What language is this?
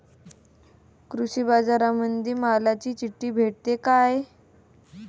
Marathi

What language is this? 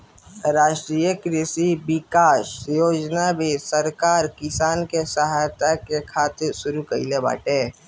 Bhojpuri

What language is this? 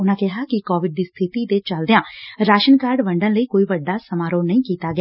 Punjabi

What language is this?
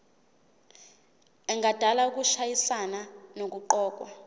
Zulu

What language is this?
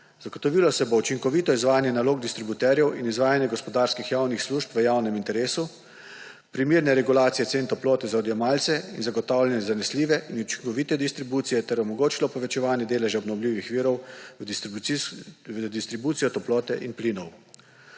Slovenian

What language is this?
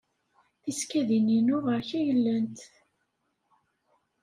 Kabyle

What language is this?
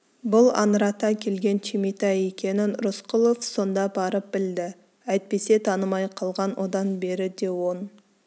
Kazakh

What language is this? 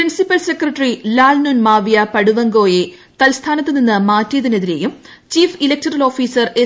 Malayalam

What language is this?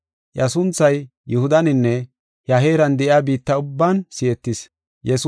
Gofa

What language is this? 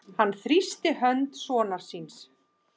Icelandic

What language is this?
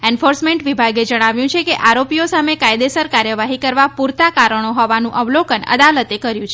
Gujarati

